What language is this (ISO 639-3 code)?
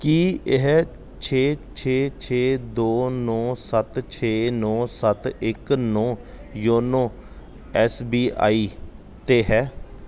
pan